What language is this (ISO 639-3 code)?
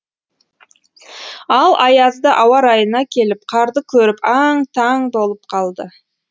kaz